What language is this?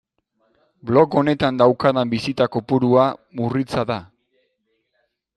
Basque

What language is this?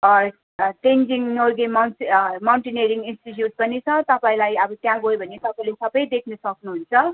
Nepali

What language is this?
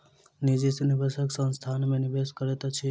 Maithili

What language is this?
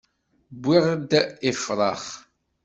Kabyle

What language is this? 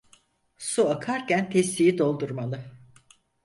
Turkish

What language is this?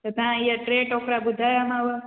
Sindhi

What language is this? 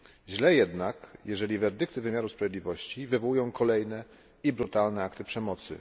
Polish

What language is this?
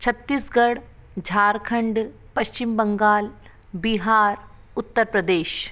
Hindi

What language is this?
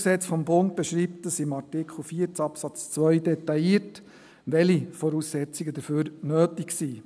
Swiss German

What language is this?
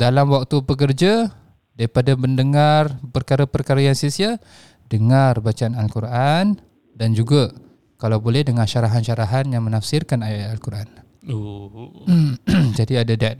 Malay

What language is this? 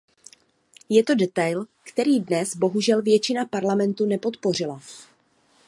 Czech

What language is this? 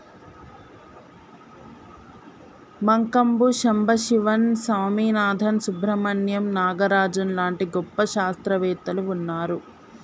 Telugu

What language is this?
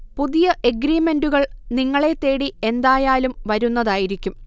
Malayalam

